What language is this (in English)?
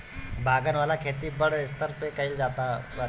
Bhojpuri